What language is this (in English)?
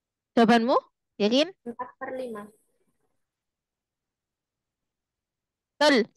Indonesian